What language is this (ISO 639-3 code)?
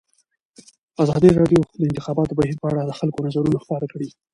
pus